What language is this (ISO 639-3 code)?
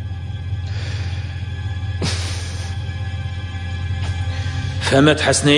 ara